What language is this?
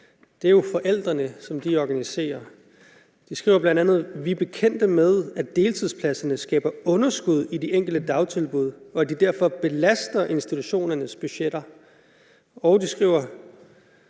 Danish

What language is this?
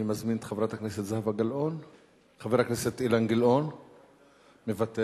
Hebrew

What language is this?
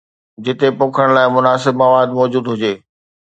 Sindhi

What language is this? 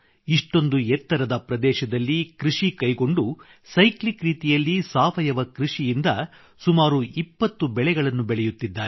Kannada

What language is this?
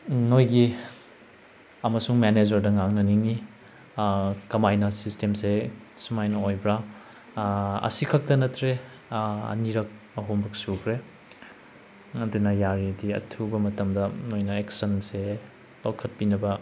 Manipuri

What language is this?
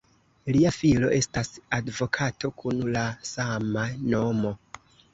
Esperanto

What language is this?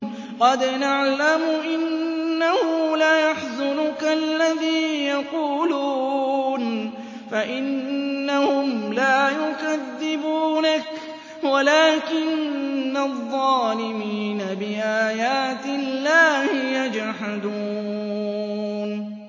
Arabic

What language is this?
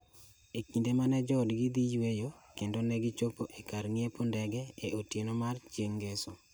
Luo (Kenya and Tanzania)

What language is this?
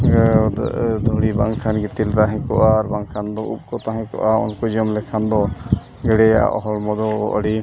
Santali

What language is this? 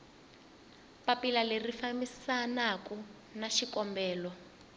Tsonga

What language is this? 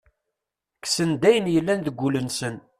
Kabyle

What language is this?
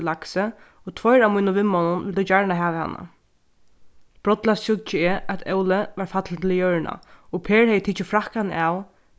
Faroese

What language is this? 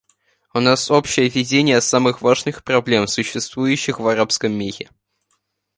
Russian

